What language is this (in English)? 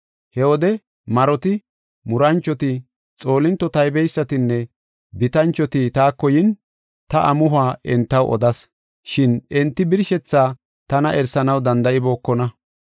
Gofa